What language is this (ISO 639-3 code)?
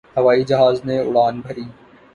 urd